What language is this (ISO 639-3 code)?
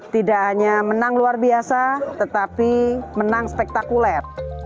ind